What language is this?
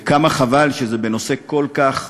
Hebrew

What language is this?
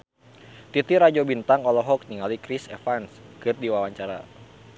Sundanese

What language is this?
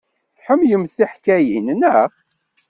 Kabyle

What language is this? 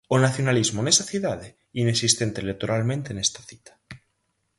Galician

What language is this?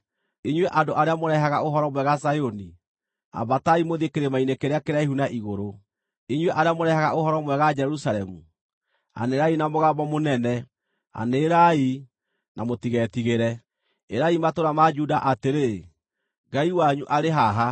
Kikuyu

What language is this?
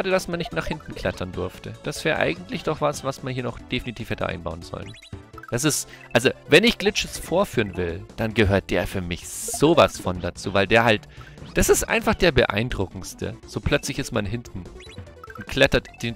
German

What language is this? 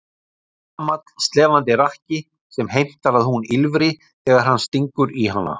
Icelandic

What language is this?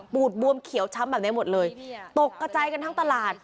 Thai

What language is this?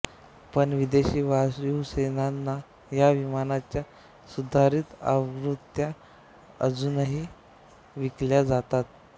Marathi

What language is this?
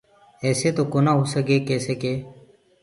Gurgula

